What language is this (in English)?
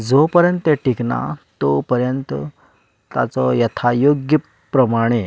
Konkani